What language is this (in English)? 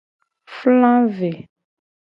Gen